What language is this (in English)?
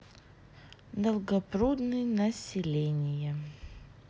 Russian